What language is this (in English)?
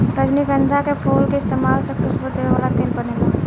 Bhojpuri